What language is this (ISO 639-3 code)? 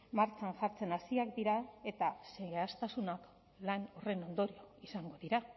eus